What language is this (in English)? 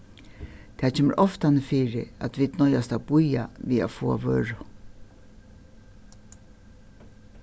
Faroese